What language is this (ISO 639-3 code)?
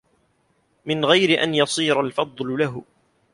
ara